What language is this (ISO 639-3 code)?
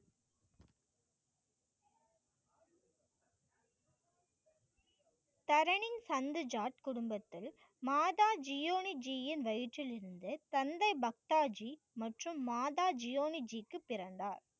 tam